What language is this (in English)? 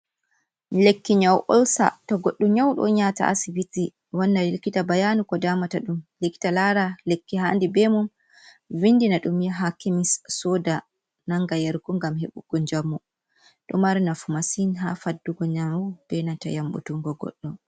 Fula